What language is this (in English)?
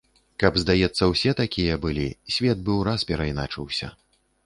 Belarusian